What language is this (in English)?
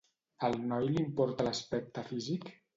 Catalan